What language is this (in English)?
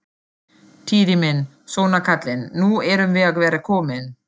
Icelandic